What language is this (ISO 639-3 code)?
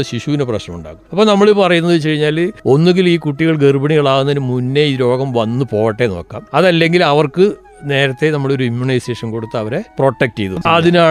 mal